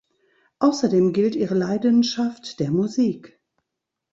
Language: German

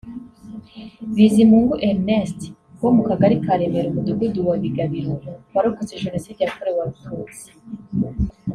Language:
Kinyarwanda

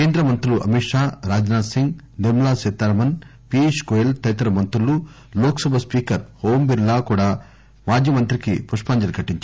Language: Telugu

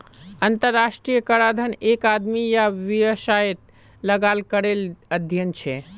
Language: Magahi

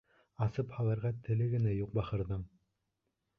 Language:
Bashkir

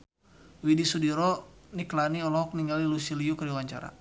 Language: Sundanese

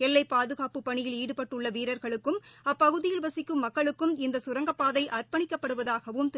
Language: Tamil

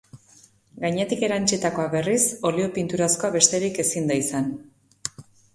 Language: Basque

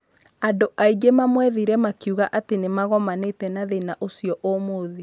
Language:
Kikuyu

